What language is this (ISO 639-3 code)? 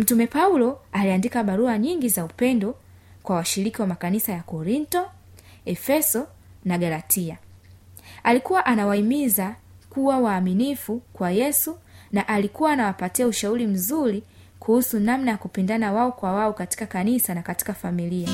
swa